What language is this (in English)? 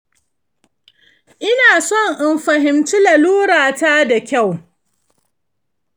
Hausa